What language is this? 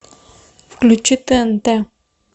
Russian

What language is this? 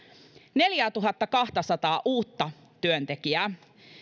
Finnish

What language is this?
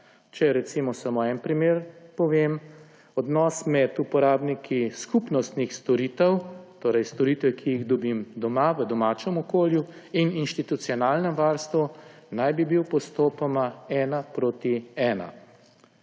Slovenian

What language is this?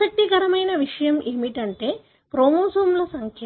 Telugu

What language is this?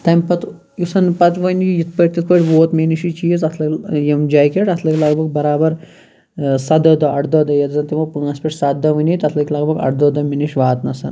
Kashmiri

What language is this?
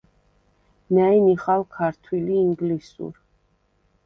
Svan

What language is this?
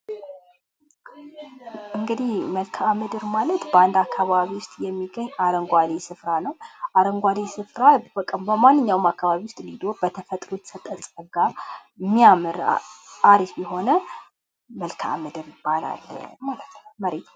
Amharic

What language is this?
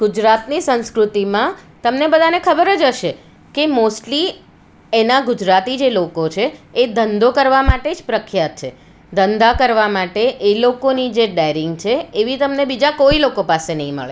Gujarati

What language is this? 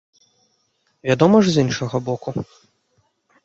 Belarusian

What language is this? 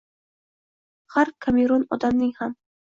Uzbek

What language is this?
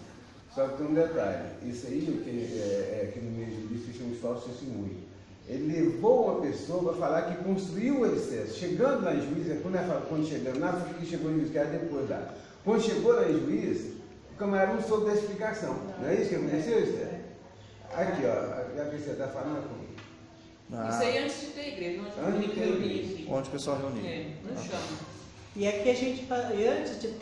Portuguese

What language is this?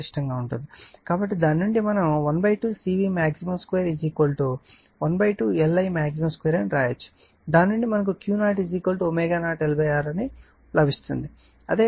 Telugu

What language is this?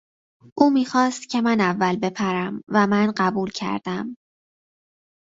Persian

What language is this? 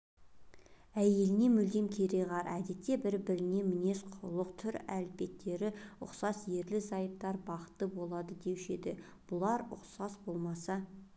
Kazakh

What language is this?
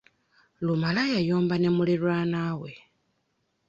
Ganda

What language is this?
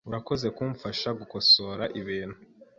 Kinyarwanda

